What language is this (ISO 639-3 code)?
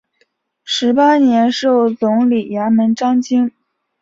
zho